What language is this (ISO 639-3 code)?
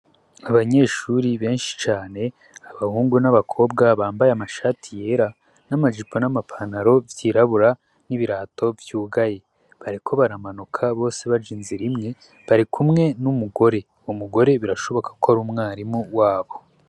run